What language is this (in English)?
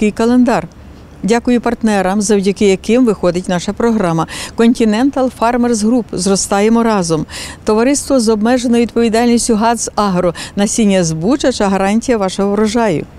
Ukrainian